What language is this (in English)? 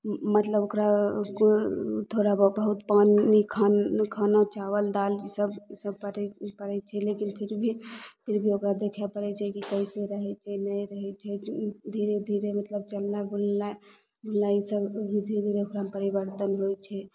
Maithili